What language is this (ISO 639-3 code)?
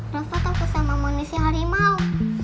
ind